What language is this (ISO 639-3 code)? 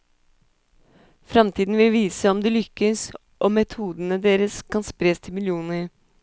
nor